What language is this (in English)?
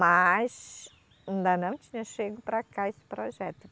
Portuguese